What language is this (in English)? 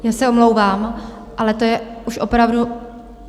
Czech